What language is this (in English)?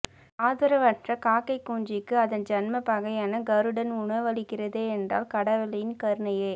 Tamil